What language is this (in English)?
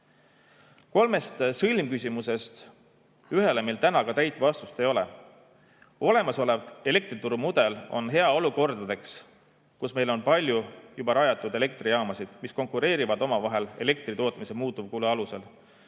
Estonian